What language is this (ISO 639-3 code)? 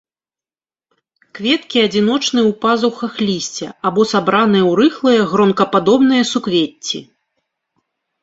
bel